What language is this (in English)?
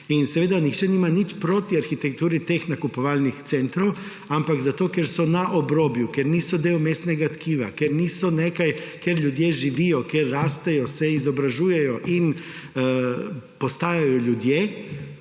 Slovenian